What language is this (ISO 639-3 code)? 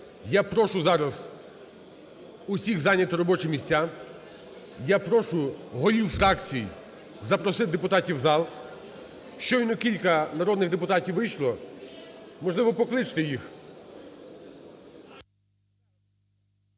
ukr